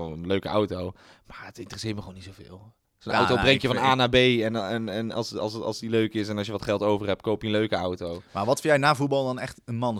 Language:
Dutch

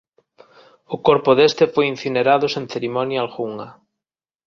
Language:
Galician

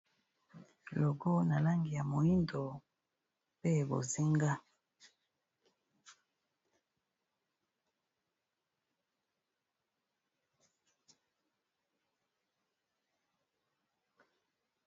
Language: Lingala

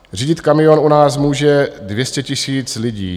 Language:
Czech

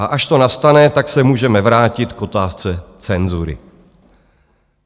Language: Czech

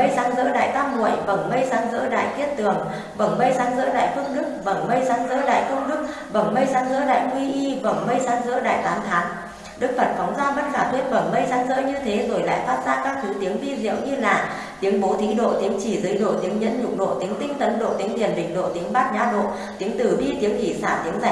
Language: Vietnamese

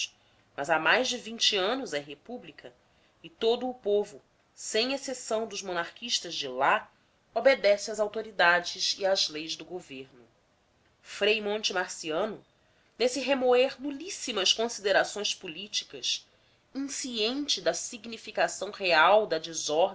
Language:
Portuguese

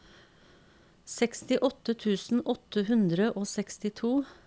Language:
Norwegian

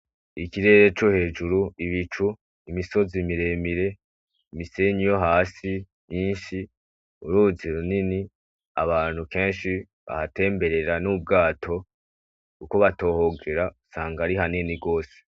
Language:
Rundi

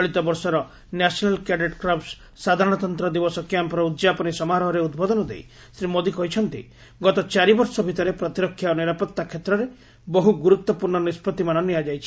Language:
Odia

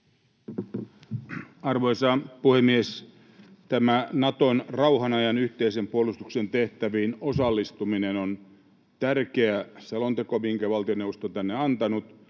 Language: Finnish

